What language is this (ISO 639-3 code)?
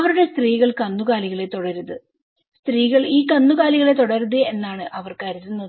mal